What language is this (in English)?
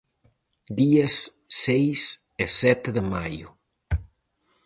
Galician